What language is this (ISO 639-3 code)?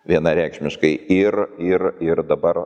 lit